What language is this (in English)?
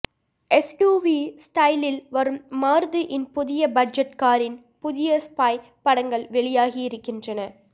Tamil